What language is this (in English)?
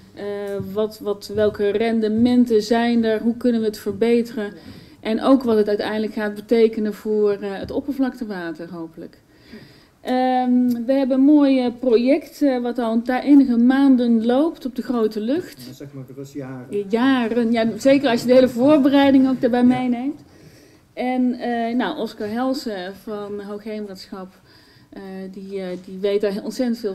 Dutch